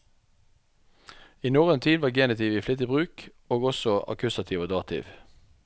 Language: Norwegian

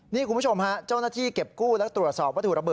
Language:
Thai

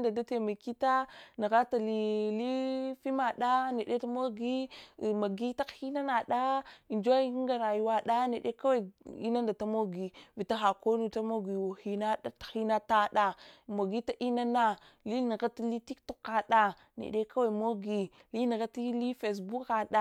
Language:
Hwana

